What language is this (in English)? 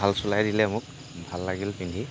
Assamese